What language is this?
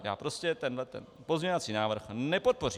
Czech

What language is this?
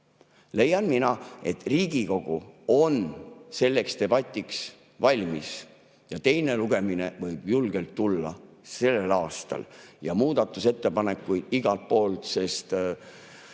Estonian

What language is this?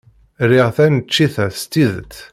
Kabyle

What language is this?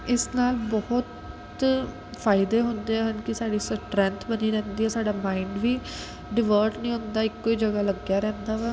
Punjabi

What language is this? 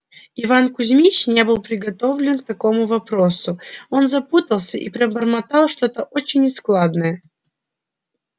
Russian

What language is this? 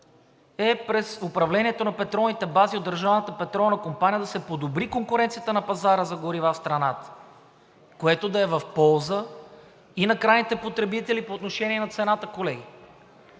Bulgarian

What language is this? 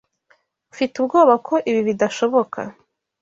Kinyarwanda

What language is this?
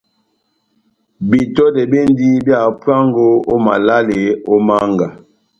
Batanga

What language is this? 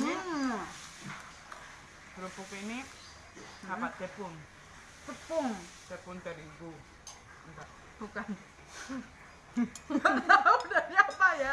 Indonesian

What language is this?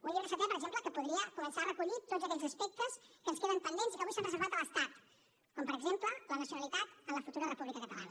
Catalan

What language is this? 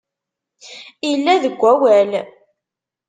Kabyle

